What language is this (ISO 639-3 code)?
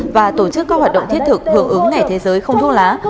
vie